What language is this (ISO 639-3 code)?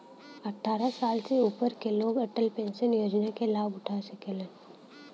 bho